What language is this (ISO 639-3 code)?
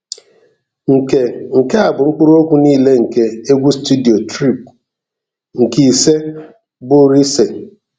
ibo